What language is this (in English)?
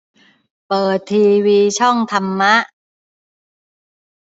Thai